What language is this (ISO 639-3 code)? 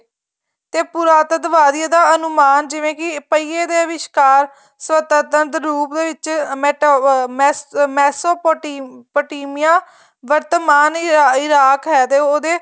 pan